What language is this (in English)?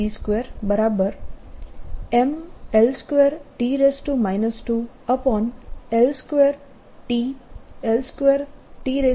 Gujarati